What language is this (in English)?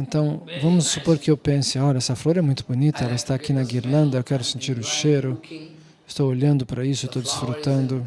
Portuguese